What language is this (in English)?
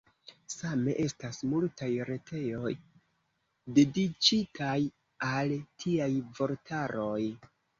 Esperanto